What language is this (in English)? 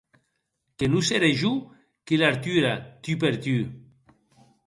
Occitan